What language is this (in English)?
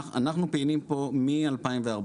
Hebrew